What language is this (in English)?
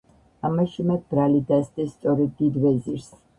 Georgian